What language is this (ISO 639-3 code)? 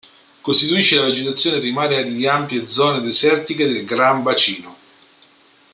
ita